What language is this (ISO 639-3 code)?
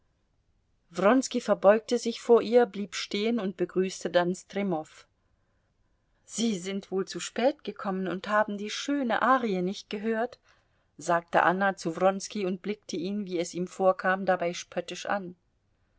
deu